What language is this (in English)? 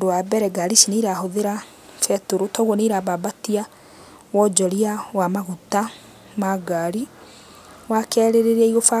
Kikuyu